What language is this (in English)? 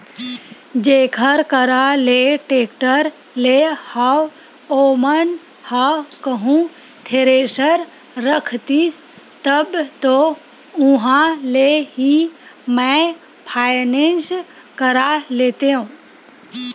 Chhattisgarhi